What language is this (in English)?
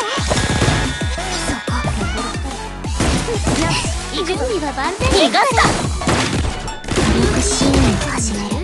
Japanese